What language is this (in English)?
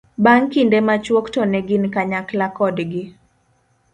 Luo (Kenya and Tanzania)